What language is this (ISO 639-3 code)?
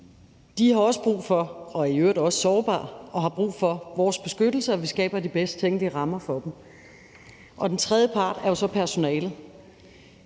dan